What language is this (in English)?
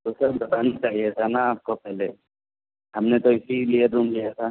Urdu